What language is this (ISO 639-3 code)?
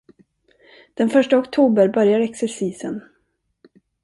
swe